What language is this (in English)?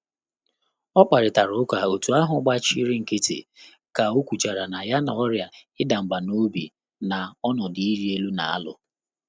Igbo